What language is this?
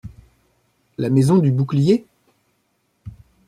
French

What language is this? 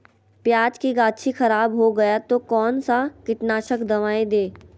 Magahi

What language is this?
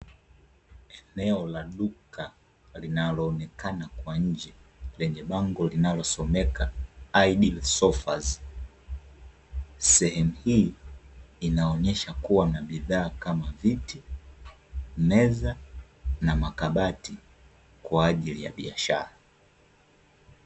Swahili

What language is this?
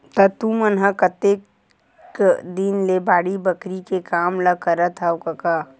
Chhattisgarhi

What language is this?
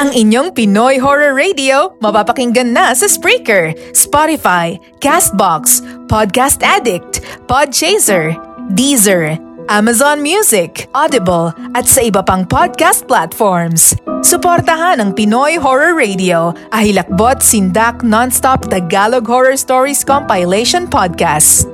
Filipino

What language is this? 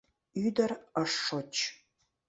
Mari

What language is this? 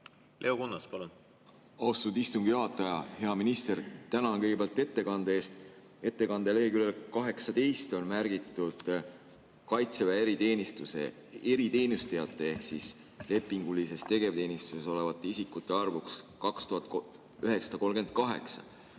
Estonian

